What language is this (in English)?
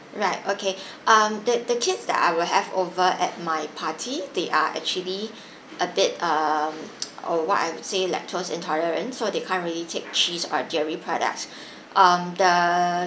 English